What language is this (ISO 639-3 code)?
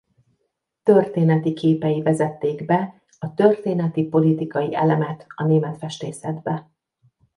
hun